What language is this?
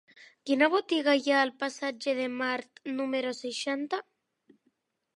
Catalan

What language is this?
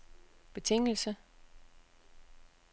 Danish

